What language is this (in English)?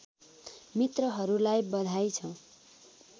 Nepali